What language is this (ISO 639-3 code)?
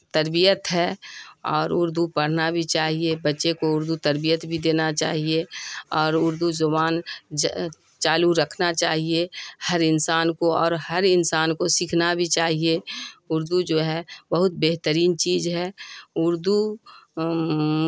urd